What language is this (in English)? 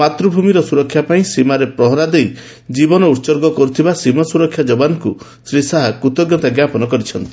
Odia